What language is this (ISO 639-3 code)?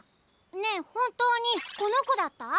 jpn